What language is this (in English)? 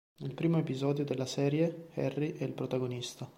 Italian